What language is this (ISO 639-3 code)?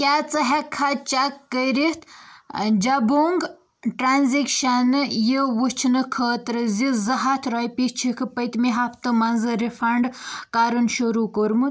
kas